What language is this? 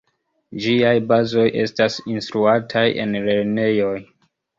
Esperanto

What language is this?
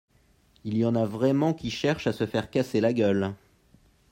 French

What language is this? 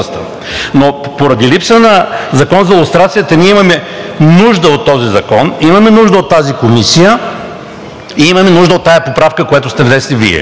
Bulgarian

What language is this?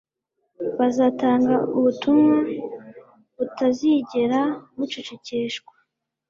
Kinyarwanda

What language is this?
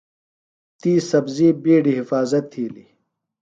Phalura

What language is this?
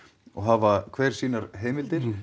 Icelandic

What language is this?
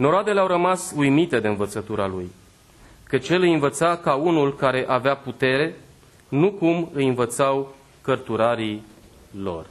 Romanian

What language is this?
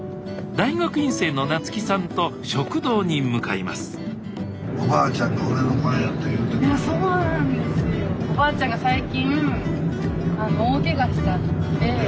Japanese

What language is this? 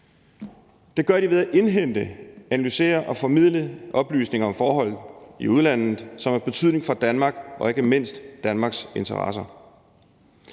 Danish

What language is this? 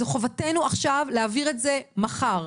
Hebrew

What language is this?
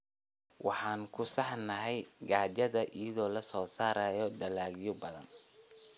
Somali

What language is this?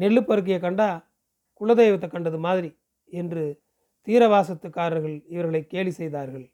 Tamil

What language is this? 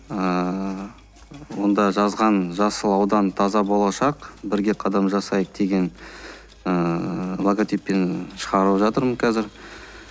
Kazakh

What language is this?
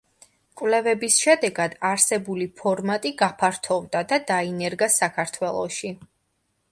Georgian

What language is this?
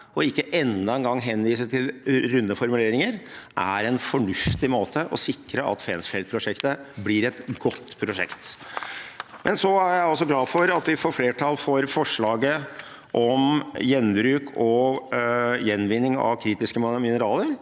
Norwegian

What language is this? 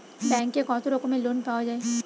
Bangla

